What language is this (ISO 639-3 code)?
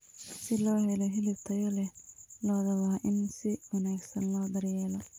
som